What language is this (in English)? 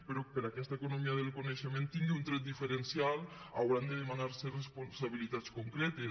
Catalan